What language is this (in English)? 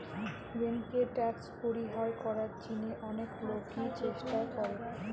Bangla